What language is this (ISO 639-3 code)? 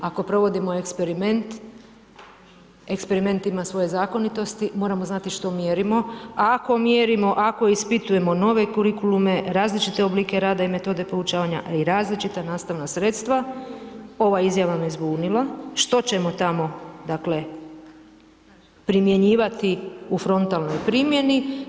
hrv